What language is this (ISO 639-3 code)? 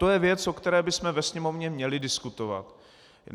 ces